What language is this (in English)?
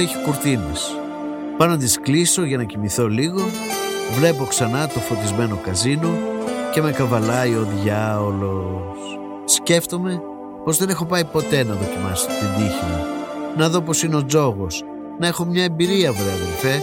Greek